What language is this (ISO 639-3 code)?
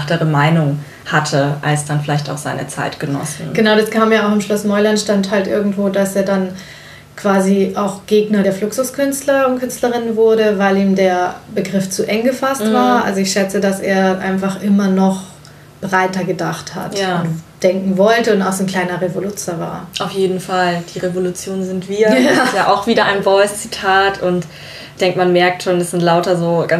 deu